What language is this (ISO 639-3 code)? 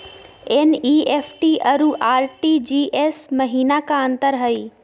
mag